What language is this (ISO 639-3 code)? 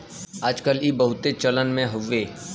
bho